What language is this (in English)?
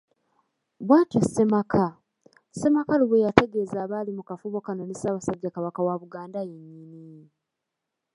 Ganda